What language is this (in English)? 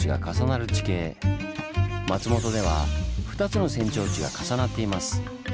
Japanese